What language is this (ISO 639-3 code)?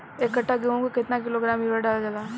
bho